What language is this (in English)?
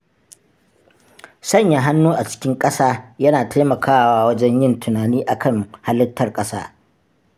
Hausa